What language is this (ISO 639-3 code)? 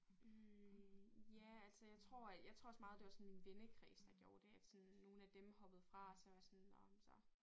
dan